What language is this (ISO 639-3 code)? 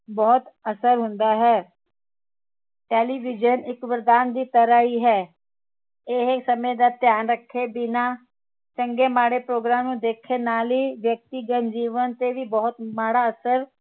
pan